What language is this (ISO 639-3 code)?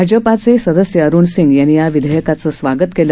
mar